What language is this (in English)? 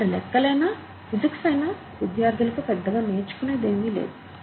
Telugu